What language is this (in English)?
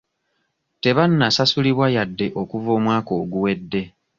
Ganda